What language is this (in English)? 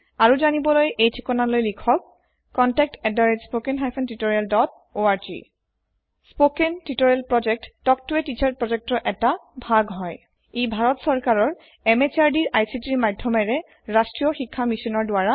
Assamese